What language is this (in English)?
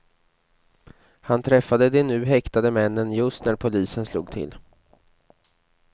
Swedish